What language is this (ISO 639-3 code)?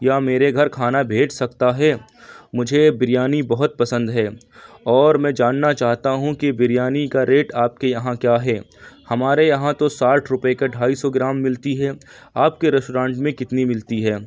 urd